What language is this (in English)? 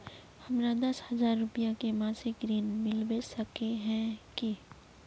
Magahi